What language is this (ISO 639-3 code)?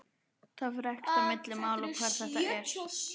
isl